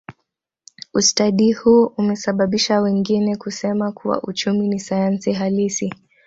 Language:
Swahili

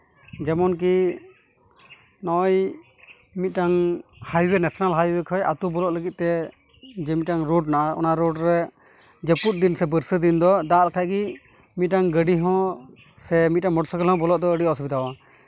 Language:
Santali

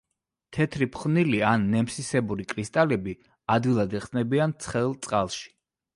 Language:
Georgian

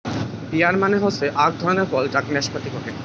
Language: Bangla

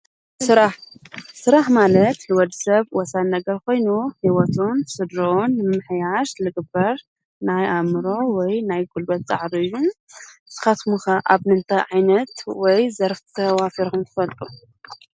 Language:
Tigrinya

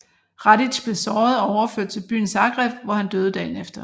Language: Danish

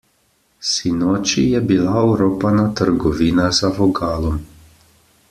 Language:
Slovenian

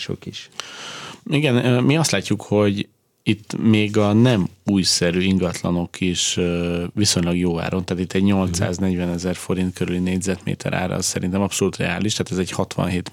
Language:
Hungarian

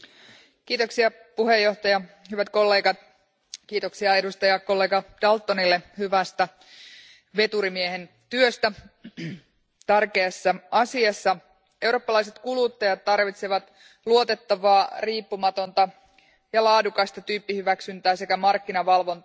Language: Finnish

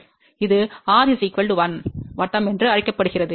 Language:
Tamil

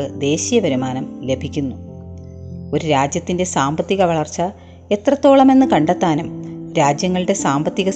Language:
Malayalam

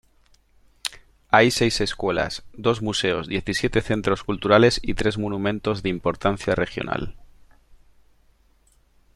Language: Spanish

